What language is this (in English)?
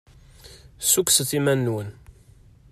Kabyle